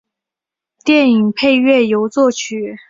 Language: Chinese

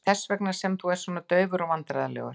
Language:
Icelandic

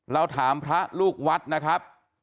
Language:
Thai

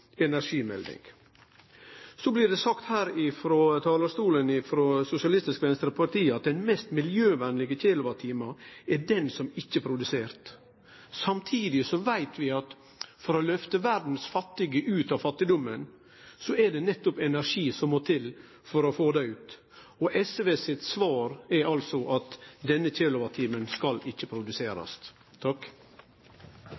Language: Norwegian Nynorsk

